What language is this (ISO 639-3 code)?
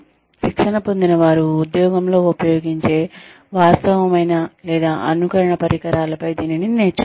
tel